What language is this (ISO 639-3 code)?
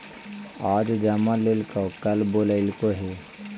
mag